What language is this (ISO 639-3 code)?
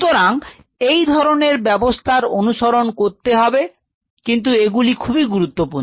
ben